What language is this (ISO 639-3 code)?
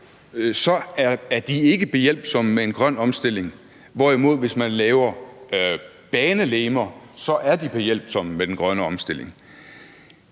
dan